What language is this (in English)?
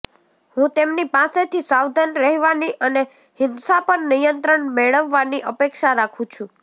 Gujarati